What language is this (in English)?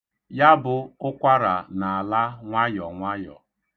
Igbo